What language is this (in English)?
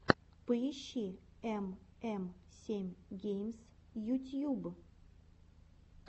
Russian